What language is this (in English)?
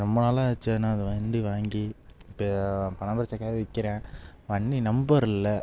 Tamil